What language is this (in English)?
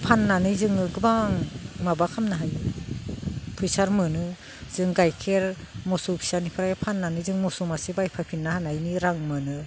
Bodo